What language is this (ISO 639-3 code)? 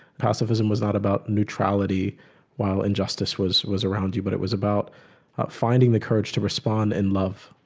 eng